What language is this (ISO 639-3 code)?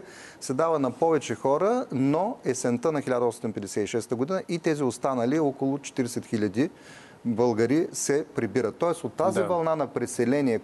bul